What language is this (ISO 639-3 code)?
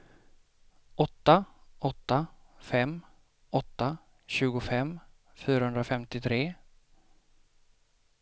swe